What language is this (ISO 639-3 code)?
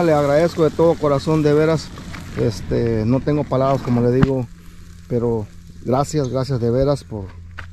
spa